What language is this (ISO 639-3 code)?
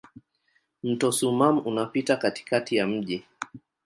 swa